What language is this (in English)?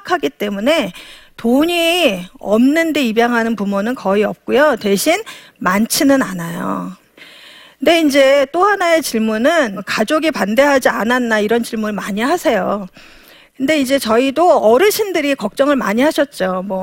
Korean